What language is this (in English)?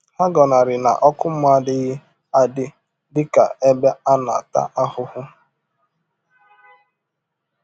Igbo